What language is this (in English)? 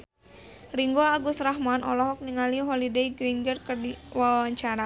Sundanese